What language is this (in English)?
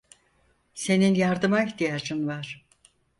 Turkish